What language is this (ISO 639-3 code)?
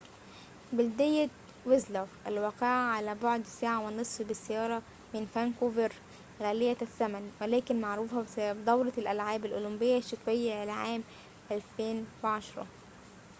ara